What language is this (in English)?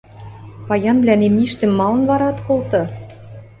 Western Mari